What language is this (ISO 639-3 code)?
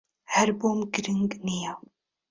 ckb